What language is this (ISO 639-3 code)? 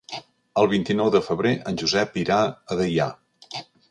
cat